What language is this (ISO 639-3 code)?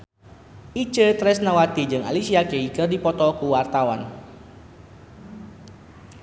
sun